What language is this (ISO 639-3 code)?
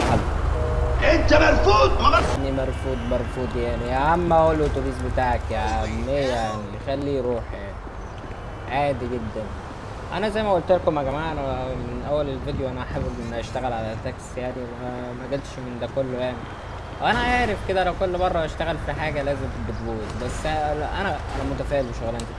ara